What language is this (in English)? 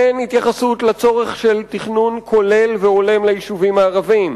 Hebrew